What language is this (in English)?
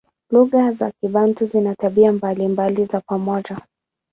Swahili